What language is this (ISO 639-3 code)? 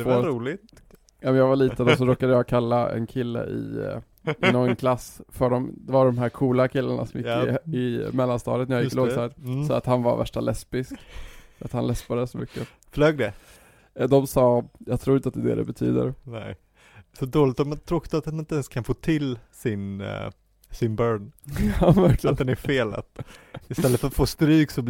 swe